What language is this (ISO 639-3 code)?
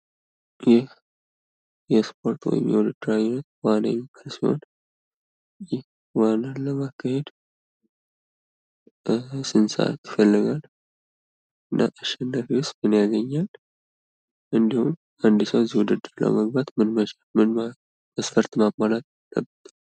amh